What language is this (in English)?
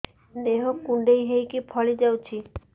Odia